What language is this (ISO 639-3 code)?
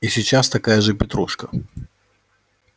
rus